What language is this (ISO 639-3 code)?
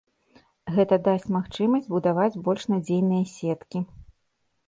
bel